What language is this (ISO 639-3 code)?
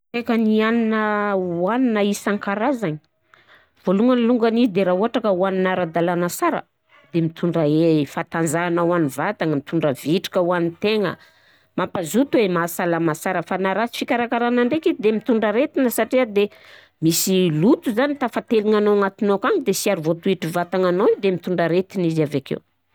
bzc